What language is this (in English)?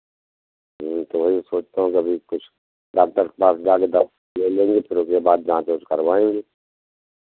Hindi